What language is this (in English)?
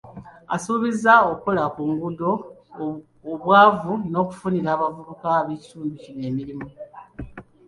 Ganda